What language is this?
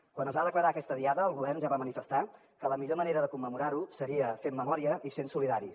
Catalan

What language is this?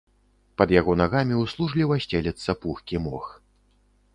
Belarusian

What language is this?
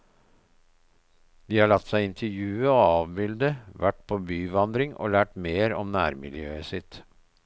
Norwegian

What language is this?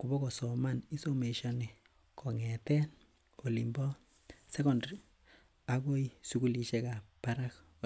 Kalenjin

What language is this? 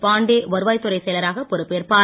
Tamil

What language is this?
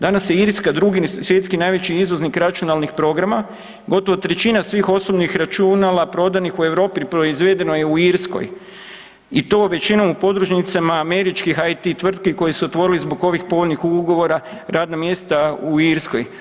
Croatian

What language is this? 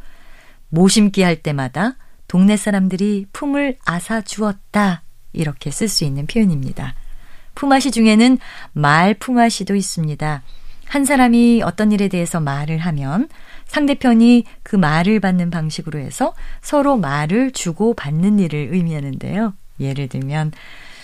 Korean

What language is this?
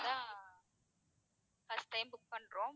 Tamil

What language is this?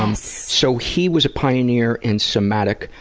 English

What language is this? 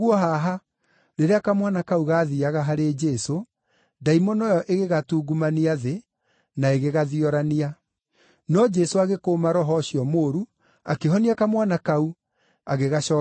Kikuyu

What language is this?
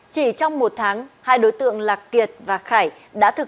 Vietnamese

